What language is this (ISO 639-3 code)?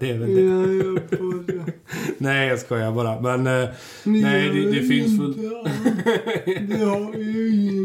swe